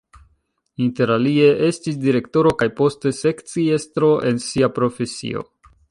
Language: Esperanto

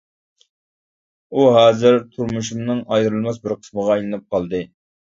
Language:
Uyghur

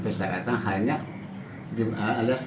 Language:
Indonesian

